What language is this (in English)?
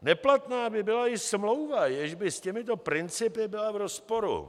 Czech